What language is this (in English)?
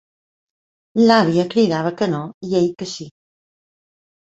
Catalan